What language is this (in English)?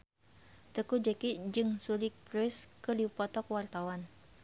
Sundanese